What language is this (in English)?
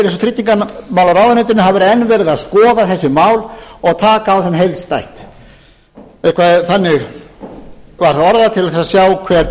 Icelandic